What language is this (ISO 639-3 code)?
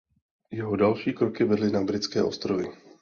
ces